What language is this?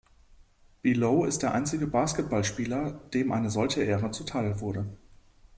German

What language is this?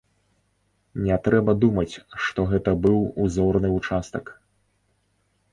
Belarusian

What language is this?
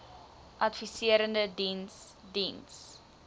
Afrikaans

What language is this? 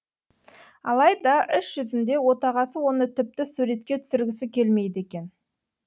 Kazakh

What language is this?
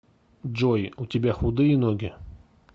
Russian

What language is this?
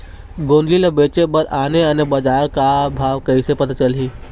Chhattisgarhi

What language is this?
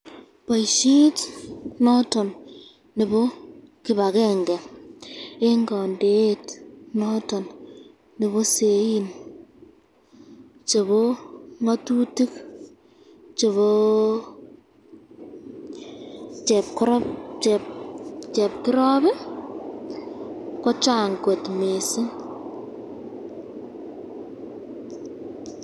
Kalenjin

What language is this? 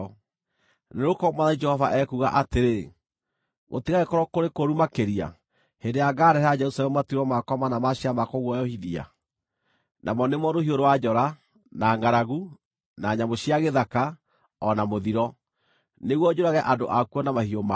Kikuyu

